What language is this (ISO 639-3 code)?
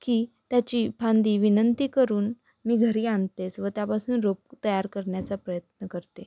mar